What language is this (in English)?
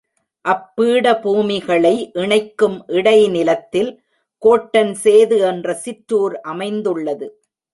Tamil